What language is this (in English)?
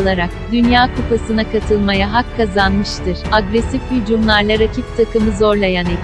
Turkish